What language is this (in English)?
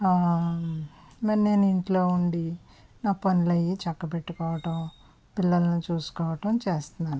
Telugu